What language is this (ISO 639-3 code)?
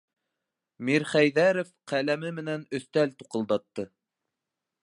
bak